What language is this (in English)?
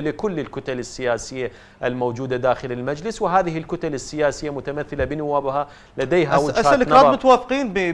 Arabic